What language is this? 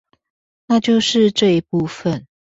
Chinese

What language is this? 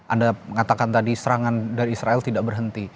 Indonesian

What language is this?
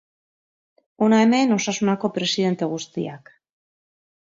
Basque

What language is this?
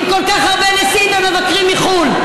Hebrew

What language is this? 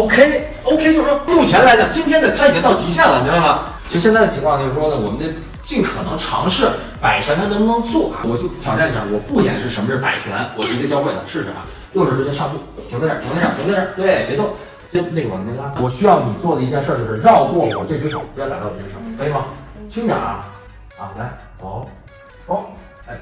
Chinese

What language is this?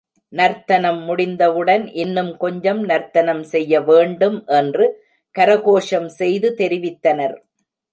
Tamil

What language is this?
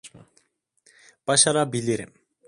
Turkish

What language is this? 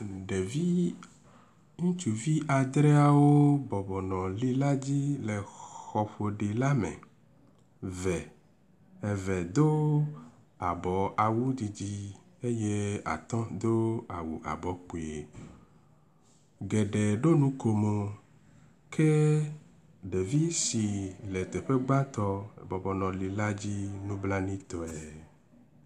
Ewe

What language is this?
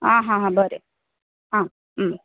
Konkani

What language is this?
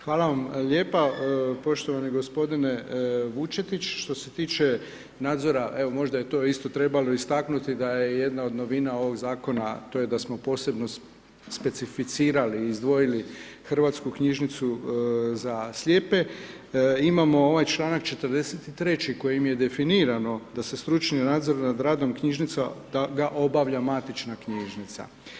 Croatian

